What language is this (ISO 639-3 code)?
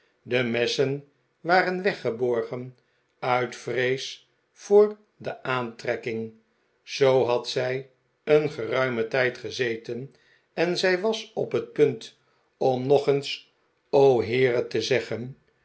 nld